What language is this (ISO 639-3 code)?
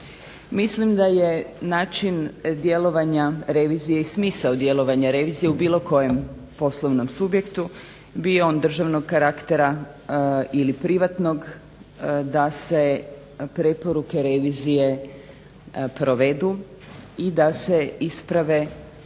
hrv